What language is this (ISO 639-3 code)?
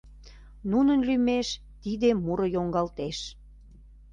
chm